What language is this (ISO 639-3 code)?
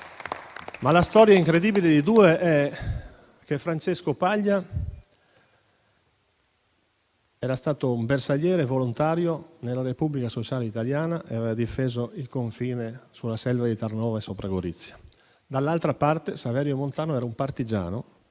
ita